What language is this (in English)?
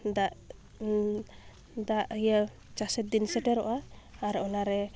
Santali